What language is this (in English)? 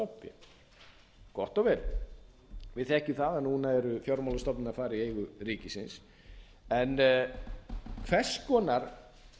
Icelandic